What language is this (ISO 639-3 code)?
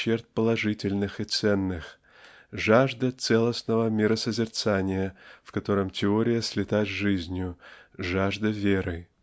rus